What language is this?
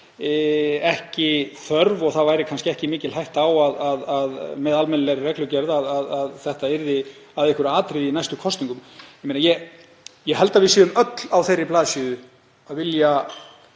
Icelandic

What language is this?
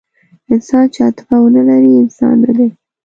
Pashto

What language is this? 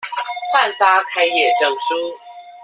Chinese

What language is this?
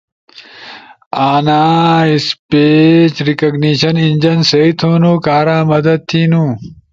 Ushojo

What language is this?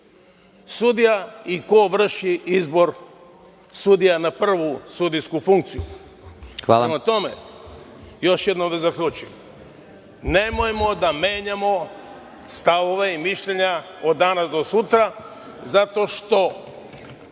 Serbian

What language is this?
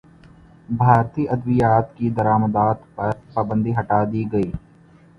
Urdu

